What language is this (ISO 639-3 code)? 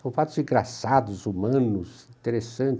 por